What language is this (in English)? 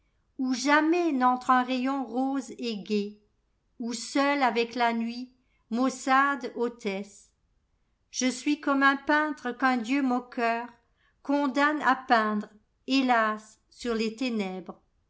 French